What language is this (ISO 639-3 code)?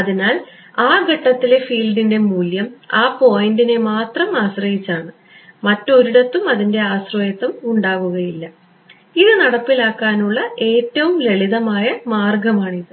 mal